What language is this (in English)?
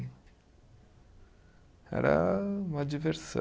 Portuguese